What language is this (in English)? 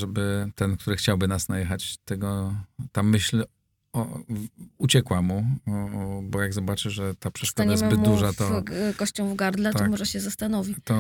Polish